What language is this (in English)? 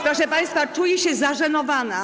Polish